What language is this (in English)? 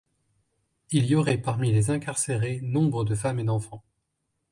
French